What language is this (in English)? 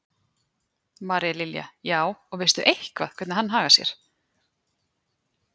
Icelandic